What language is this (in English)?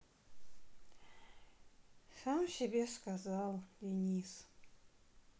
Russian